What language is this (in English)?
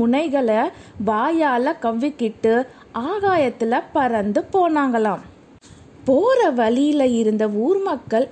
Tamil